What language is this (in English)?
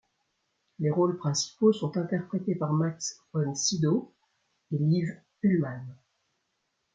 French